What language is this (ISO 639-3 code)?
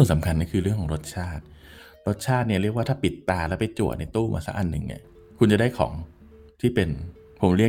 tha